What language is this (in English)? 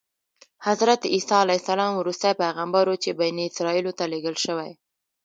Pashto